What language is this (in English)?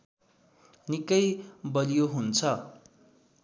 Nepali